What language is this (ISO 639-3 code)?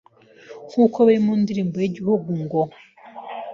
kin